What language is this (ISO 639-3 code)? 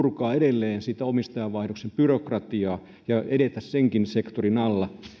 fin